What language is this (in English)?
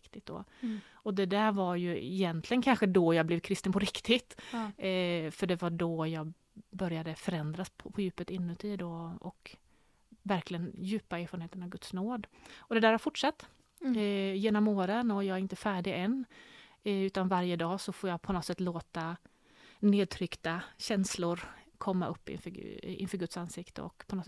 Swedish